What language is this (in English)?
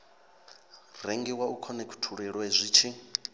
Venda